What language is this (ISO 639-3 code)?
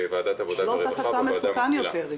heb